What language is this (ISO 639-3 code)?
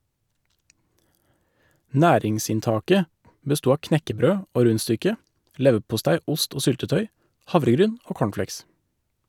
nor